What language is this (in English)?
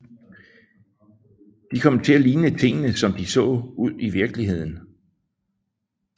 Danish